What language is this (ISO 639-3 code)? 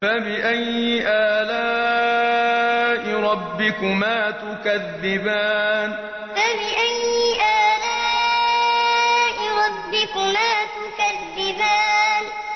ara